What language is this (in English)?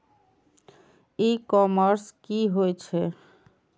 Maithili